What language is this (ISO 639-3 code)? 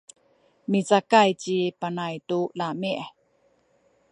szy